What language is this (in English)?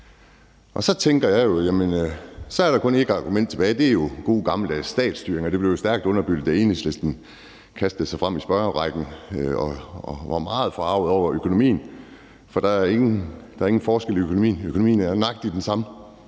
Danish